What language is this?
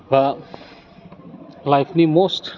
Bodo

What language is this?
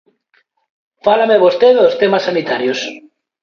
Galician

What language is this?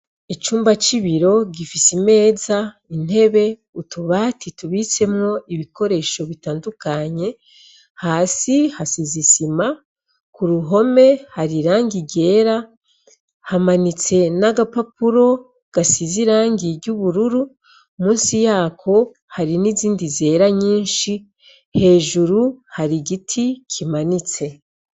Rundi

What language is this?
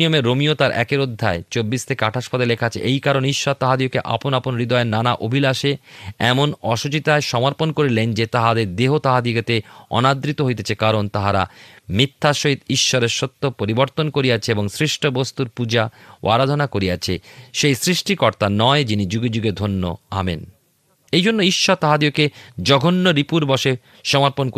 Bangla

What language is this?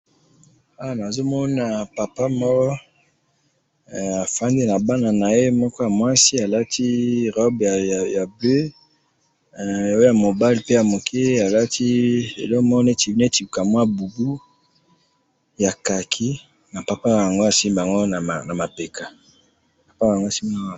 Lingala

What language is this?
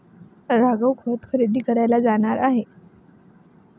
Marathi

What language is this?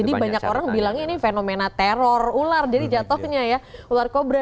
Indonesian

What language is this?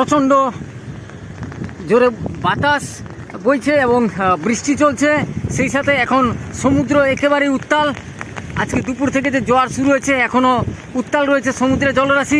Thai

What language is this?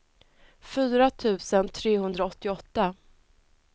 Swedish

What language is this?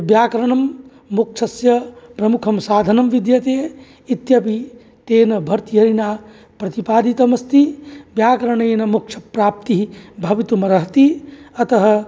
Sanskrit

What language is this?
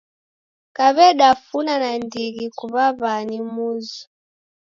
Taita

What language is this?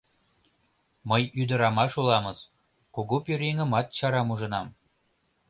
Mari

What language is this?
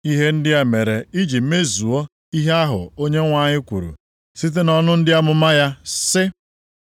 Igbo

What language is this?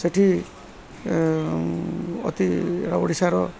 Odia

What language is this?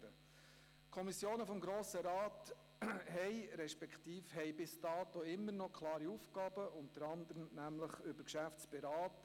Swiss German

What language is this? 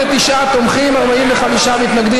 Hebrew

